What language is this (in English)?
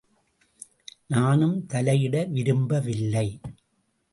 Tamil